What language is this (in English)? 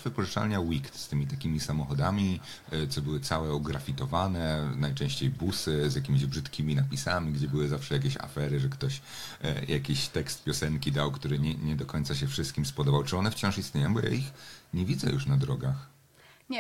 Polish